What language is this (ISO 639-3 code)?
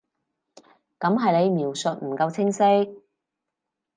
yue